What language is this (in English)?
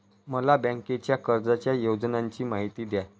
Marathi